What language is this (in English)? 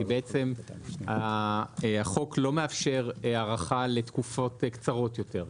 Hebrew